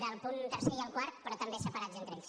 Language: Catalan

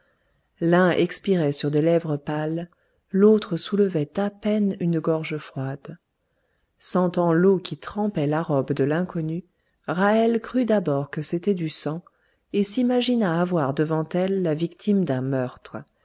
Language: French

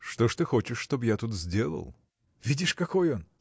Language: Russian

